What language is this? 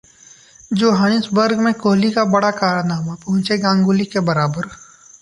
Hindi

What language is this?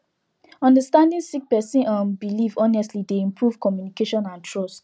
Nigerian Pidgin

